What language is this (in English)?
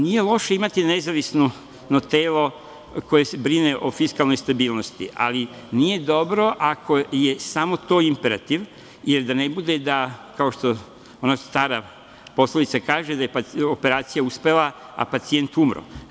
Serbian